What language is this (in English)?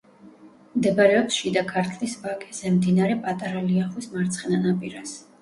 Georgian